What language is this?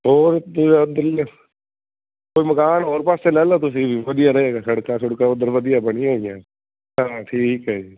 Punjabi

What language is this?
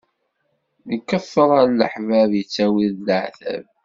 Kabyle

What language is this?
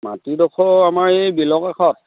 Assamese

